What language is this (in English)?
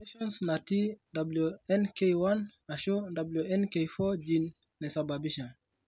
Masai